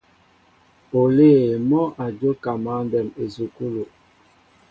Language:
Mbo (Cameroon)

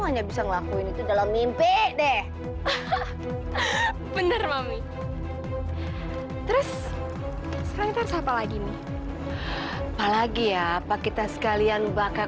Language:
Indonesian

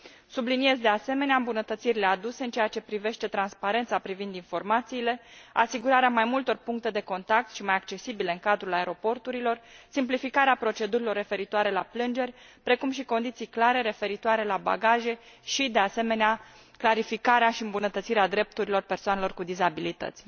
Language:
Romanian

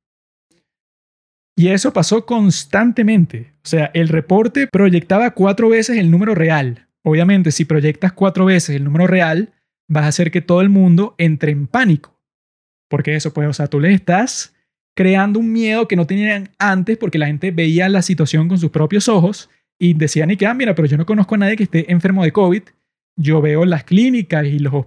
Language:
Spanish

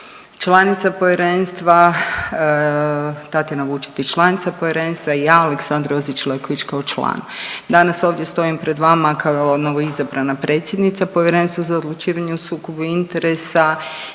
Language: Croatian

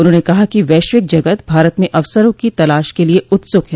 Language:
Hindi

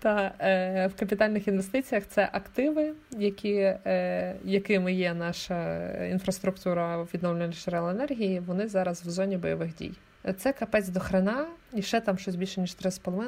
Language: Ukrainian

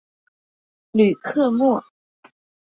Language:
Chinese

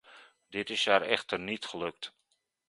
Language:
Dutch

